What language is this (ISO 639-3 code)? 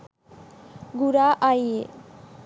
sin